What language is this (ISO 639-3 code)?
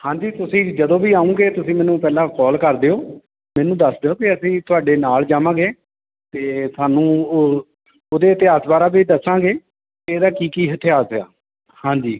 pan